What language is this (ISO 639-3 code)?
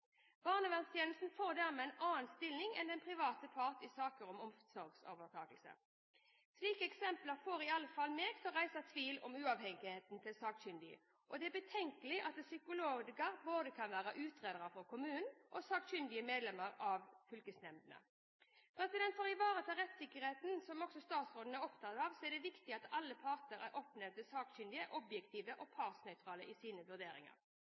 nob